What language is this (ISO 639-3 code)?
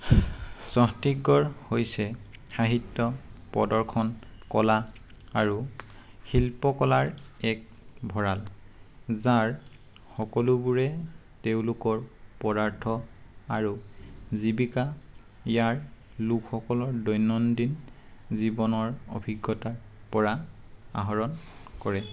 asm